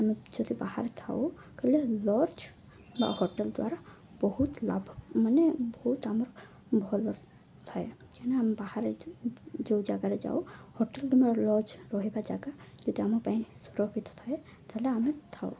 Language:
Odia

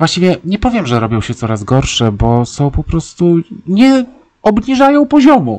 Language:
Polish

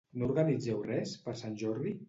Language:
Catalan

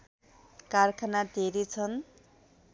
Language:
Nepali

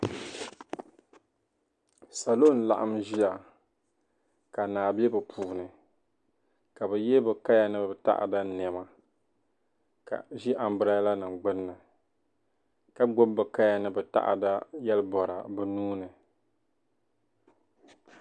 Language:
Dagbani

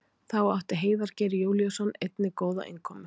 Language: Icelandic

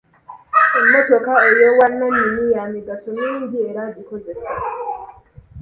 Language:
Ganda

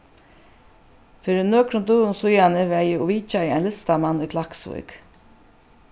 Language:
Faroese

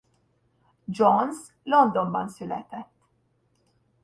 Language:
Hungarian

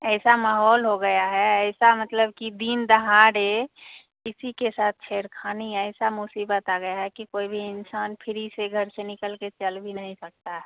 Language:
Hindi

